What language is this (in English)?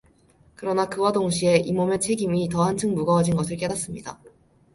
Korean